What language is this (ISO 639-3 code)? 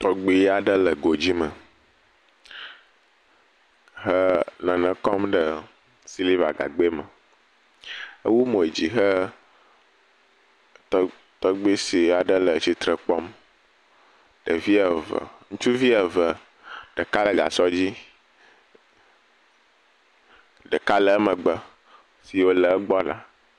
ewe